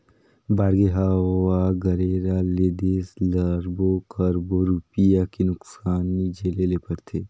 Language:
Chhattisgarhi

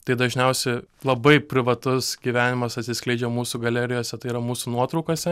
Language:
Lithuanian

